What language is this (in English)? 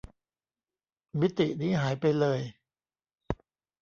Thai